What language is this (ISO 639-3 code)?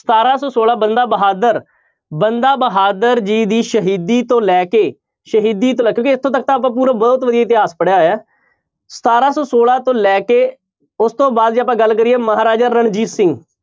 pan